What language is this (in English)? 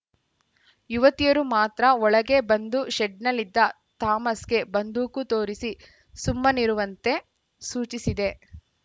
Kannada